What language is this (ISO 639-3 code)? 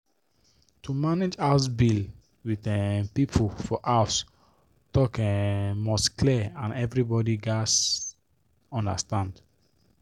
pcm